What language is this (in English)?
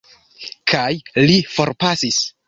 Esperanto